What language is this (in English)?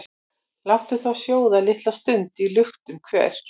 Icelandic